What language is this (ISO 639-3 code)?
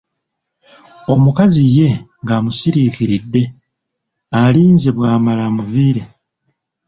lug